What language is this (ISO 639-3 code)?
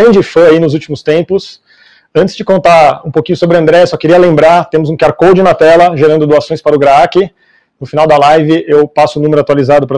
por